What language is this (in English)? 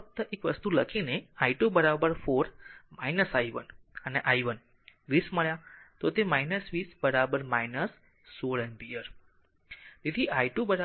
Gujarati